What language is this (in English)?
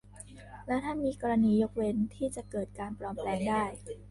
Thai